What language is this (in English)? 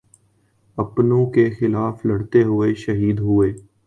Urdu